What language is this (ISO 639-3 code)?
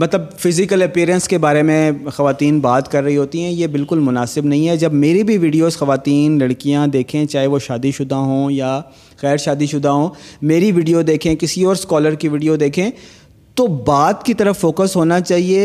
urd